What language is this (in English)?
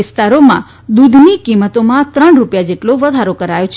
Gujarati